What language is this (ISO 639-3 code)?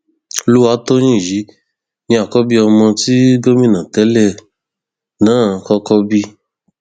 yor